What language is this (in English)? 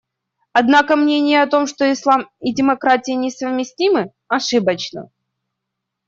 Russian